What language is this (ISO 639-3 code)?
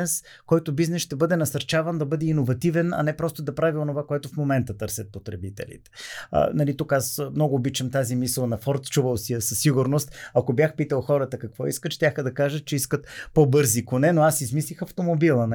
bul